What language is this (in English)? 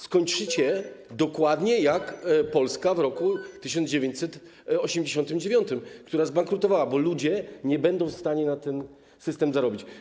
Polish